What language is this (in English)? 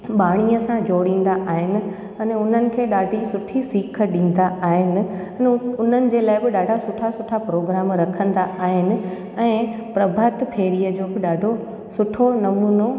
Sindhi